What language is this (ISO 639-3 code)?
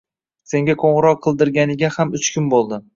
uzb